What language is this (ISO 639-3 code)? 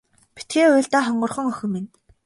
mon